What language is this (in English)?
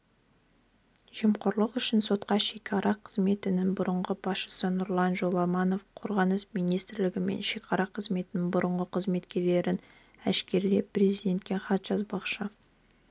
Kazakh